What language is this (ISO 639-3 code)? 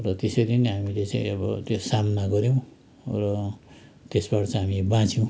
nep